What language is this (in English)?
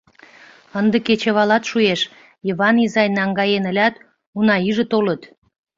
Mari